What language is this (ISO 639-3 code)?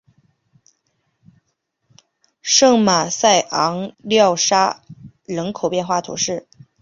zho